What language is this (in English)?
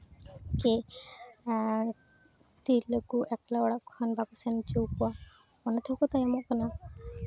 Santali